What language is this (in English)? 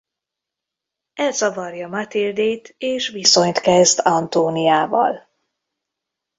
Hungarian